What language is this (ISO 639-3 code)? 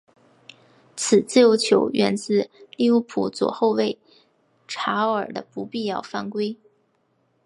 zho